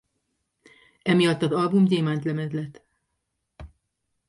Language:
Hungarian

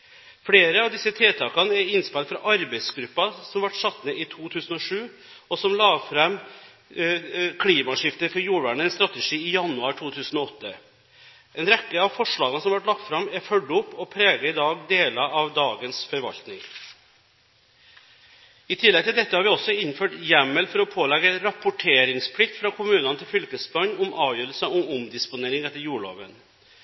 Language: Norwegian Bokmål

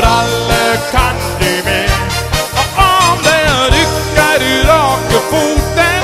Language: Norwegian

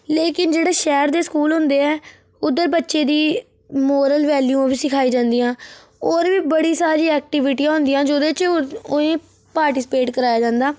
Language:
Dogri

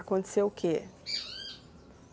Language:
Portuguese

